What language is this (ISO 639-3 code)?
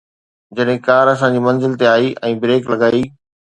snd